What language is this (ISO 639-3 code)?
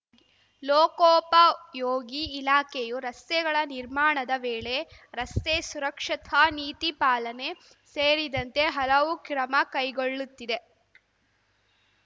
kan